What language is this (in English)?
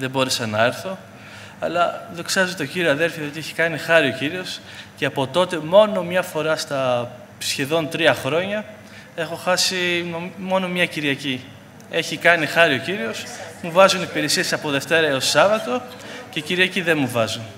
Greek